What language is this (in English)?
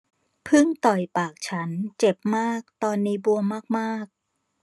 Thai